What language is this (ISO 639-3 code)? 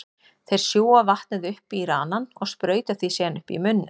isl